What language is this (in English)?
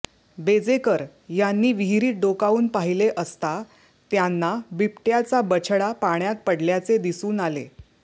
Marathi